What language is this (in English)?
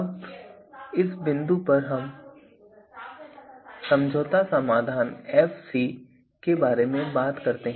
Hindi